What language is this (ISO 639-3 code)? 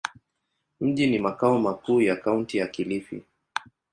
swa